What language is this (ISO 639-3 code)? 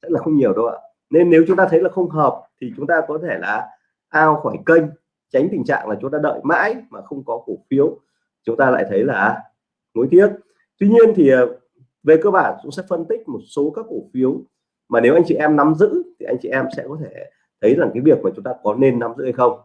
vie